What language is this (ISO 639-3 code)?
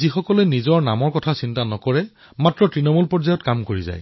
asm